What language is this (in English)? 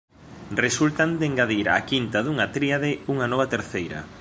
Galician